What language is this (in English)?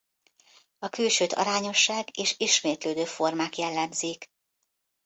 Hungarian